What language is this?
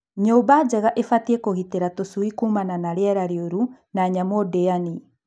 Kikuyu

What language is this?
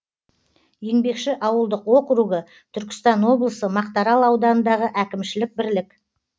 Kazakh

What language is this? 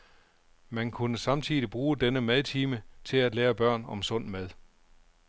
Danish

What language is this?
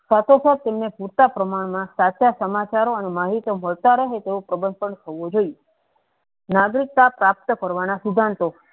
Gujarati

